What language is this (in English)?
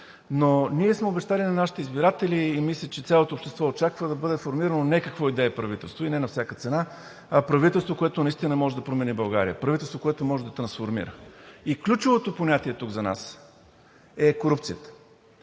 Bulgarian